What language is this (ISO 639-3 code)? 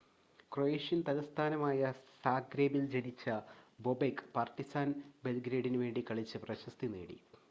mal